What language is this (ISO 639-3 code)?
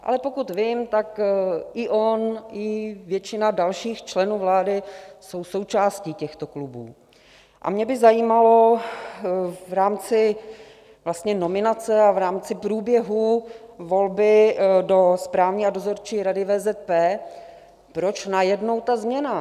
ces